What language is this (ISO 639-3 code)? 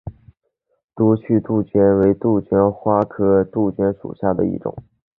zho